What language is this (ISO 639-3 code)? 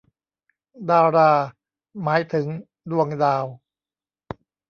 tha